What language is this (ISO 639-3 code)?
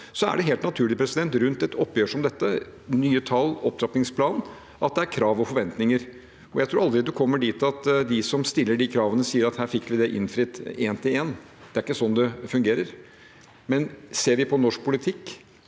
nor